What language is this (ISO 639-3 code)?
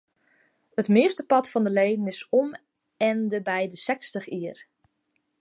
fry